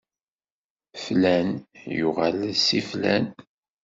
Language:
Kabyle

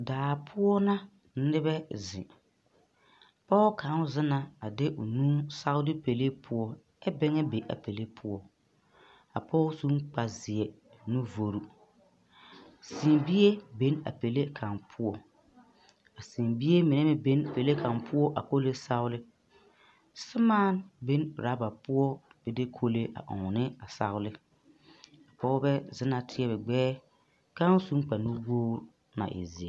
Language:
Southern Dagaare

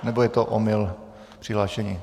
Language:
Czech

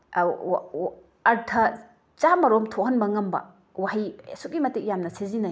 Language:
Manipuri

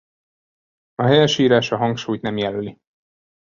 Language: Hungarian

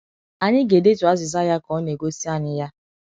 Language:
Igbo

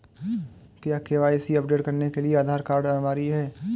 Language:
Hindi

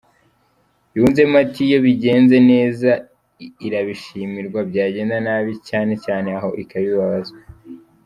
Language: Kinyarwanda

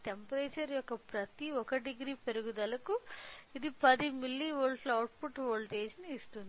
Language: Telugu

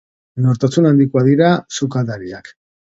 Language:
Basque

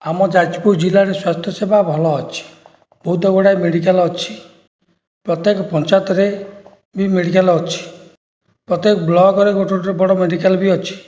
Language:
Odia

